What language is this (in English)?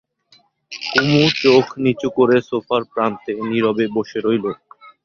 Bangla